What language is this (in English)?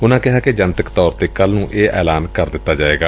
Punjabi